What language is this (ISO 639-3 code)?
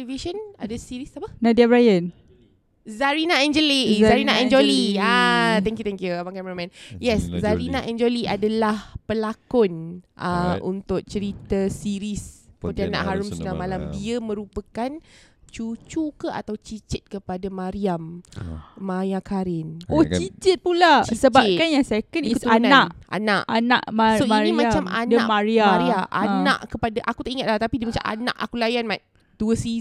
msa